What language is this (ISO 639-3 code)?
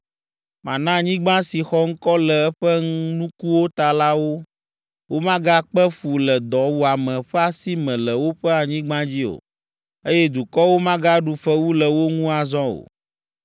ewe